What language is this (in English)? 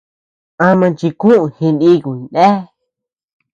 Tepeuxila Cuicatec